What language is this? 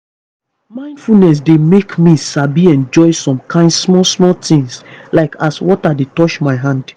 Nigerian Pidgin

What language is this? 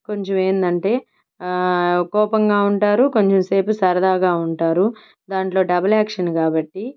Telugu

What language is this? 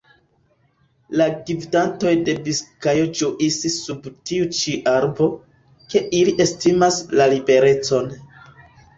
Esperanto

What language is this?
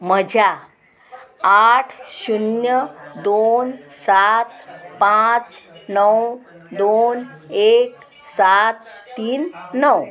Konkani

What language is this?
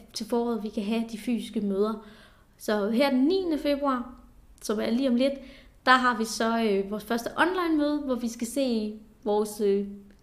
Danish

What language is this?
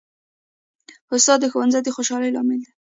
Pashto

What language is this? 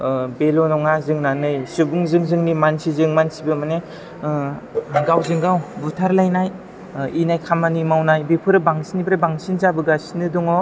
Bodo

